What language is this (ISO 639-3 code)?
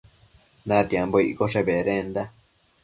mcf